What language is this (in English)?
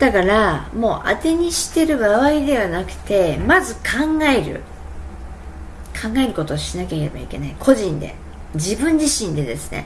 Japanese